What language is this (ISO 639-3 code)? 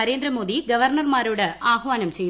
mal